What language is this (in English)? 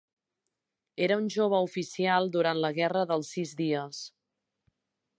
Catalan